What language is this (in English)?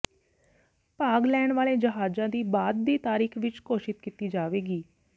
Punjabi